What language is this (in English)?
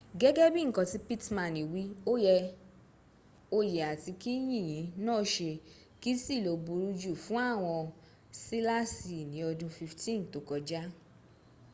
Yoruba